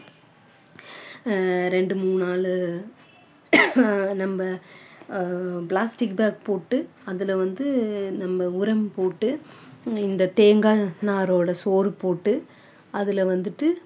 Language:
Tamil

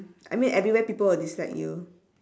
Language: English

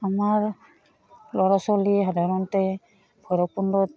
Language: Assamese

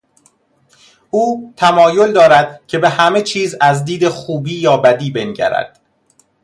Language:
Persian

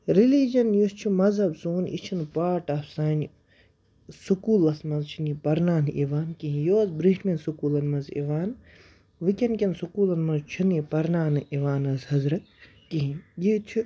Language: Kashmiri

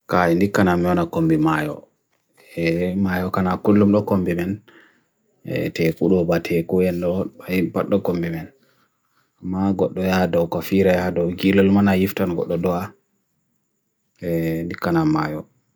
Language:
Bagirmi Fulfulde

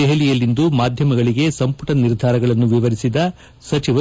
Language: Kannada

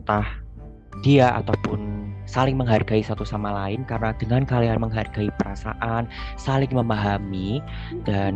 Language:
Indonesian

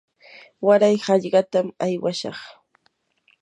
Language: Yanahuanca Pasco Quechua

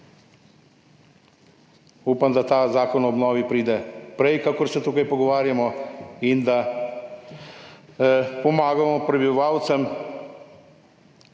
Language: Slovenian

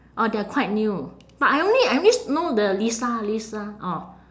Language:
English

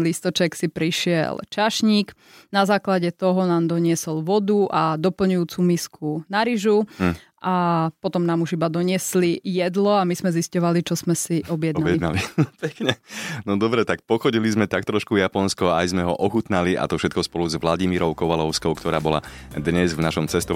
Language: Slovak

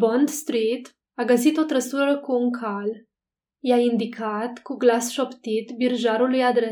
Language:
Romanian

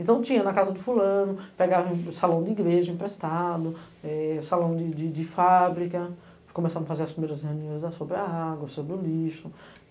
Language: Portuguese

